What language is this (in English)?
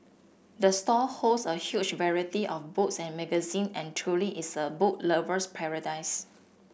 English